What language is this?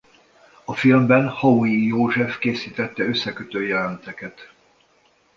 Hungarian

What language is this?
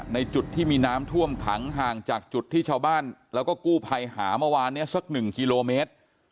Thai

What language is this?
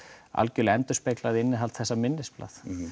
Icelandic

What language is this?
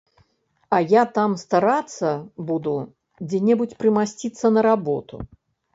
Belarusian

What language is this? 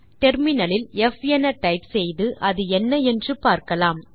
Tamil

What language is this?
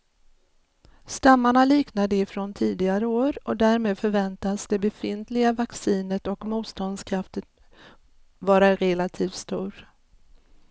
Swedish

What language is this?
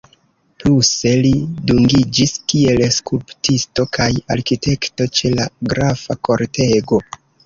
Esperanto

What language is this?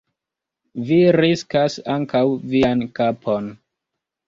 Esperanto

